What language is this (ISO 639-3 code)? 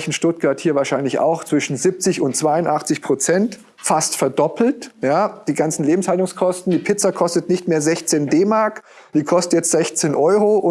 deu